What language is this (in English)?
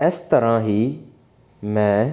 Punjabi